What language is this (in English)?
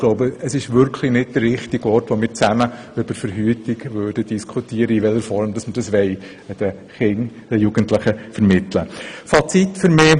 Swiss German